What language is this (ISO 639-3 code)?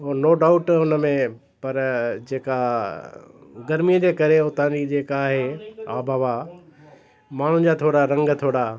snd